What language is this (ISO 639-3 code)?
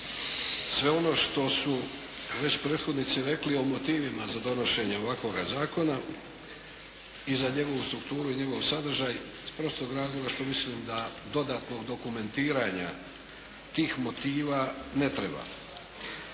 hrv